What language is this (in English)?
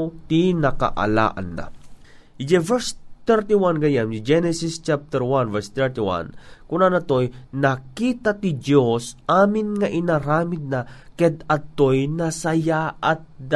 Filipino